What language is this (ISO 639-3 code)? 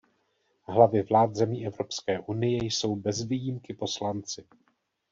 ces